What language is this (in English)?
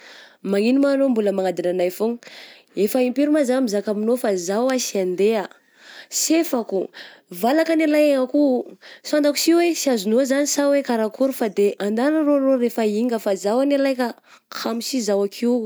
Southern Betsimisaraka Malagasy